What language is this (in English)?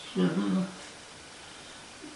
Welsh